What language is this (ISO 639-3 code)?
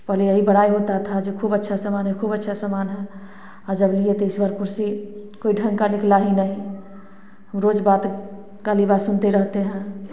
hin